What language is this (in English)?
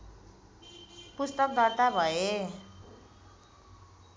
Nepali